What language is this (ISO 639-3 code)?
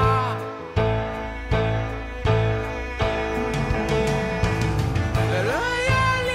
heb